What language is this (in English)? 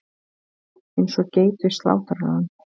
Icelandic